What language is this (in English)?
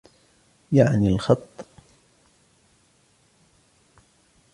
Arabic